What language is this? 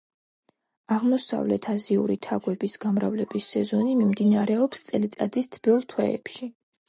Georgian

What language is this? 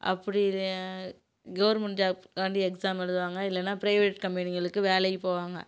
Tamil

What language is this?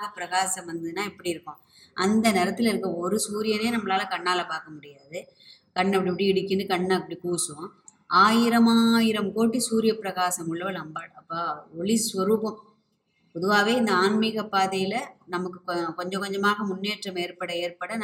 Tamil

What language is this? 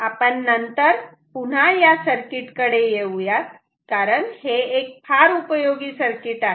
Marathi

